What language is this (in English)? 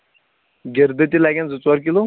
Kashmiri